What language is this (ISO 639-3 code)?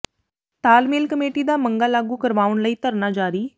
pan